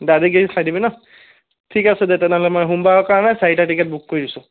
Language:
Assamese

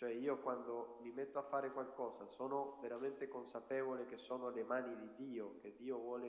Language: Italian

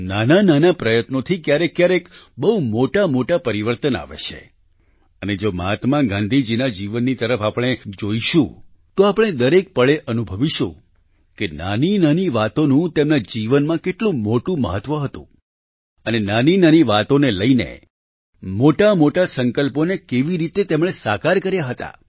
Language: Gujarati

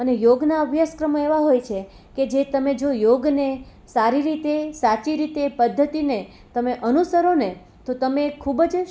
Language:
Gujarati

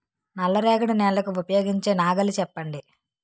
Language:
Telugu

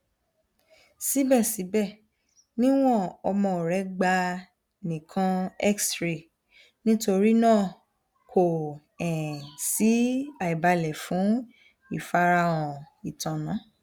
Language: Yoruba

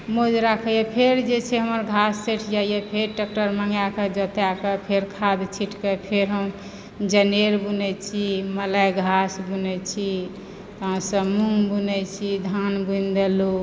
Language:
Maithili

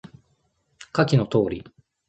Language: Japanese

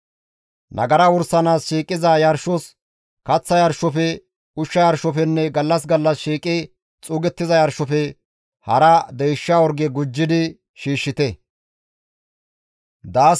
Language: Gamo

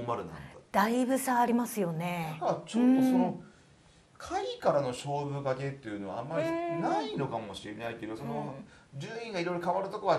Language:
Japanese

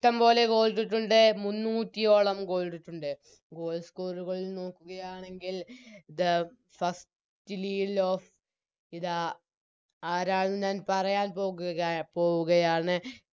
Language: Malayalam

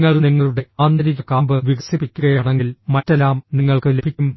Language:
Malayalam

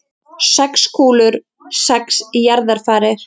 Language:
Icelandic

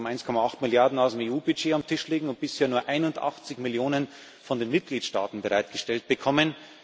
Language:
German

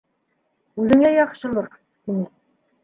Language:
Bashkir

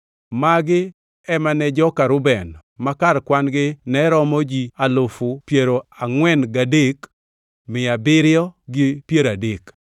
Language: Luo (Kenya and Tanzania)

